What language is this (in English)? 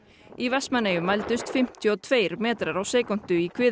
Icelandic